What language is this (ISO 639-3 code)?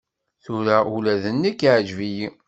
kab